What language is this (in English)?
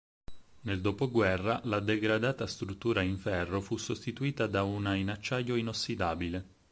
Italian